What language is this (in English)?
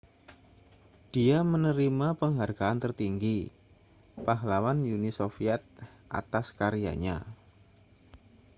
Indonesian